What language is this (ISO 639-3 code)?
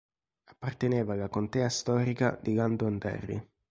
ita